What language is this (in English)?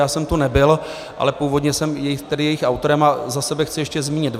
Czech